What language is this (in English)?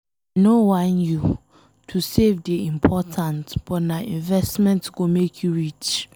Nigerian Pidgin